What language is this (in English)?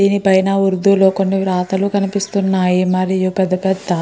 Telugu